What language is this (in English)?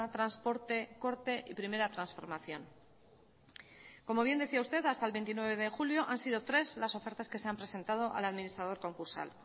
Spanish